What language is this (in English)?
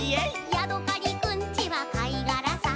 Japanese